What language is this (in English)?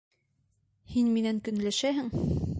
Bashkir